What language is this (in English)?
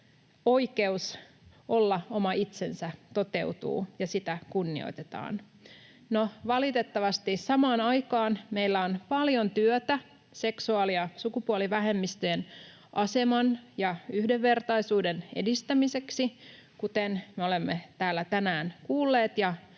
Finnish